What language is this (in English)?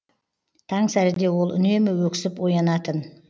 Kazakh